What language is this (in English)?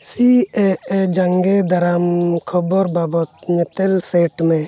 Santali